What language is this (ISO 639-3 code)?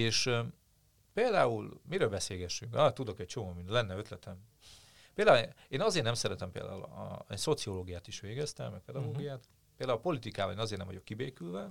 hun